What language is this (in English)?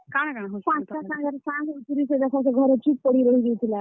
Odia